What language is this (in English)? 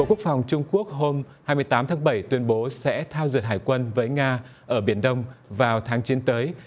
Vietnamese